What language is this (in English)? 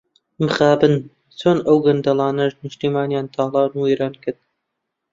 Central Kurdish